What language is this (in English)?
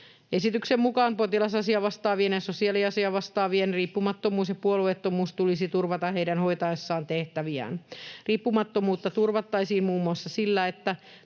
Finnish